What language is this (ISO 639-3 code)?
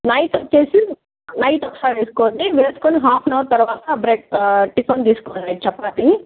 tel